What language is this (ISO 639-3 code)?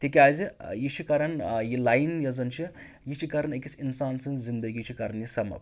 kas